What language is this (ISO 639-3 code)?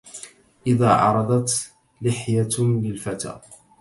ara